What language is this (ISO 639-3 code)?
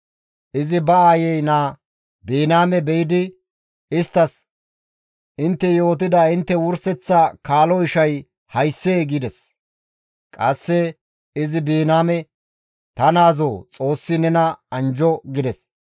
gmv